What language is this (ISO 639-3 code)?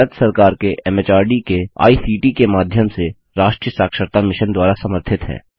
hin